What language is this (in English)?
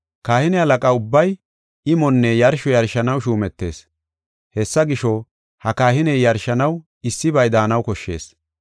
Gofa